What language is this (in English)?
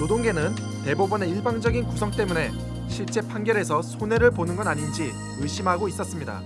Korean